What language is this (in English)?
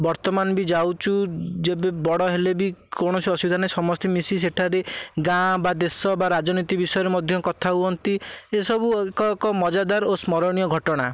Odia